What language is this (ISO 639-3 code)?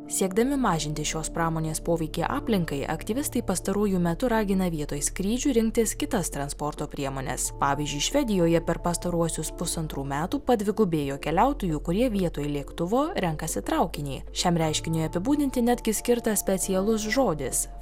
lit